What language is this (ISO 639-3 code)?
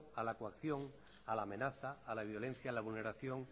spa